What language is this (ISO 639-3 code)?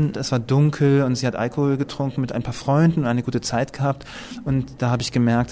deu